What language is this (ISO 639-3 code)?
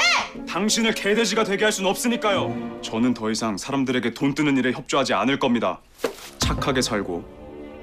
kor